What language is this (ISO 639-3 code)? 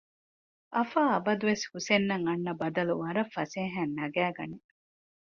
div